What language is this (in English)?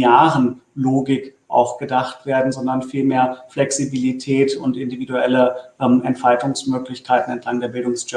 German